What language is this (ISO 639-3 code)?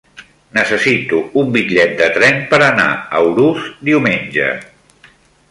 cat